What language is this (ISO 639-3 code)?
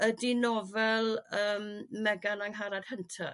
cym